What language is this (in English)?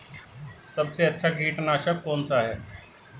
Hindi